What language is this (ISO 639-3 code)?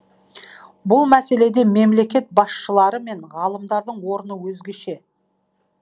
kaz